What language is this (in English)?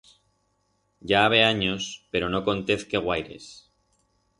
Aragonese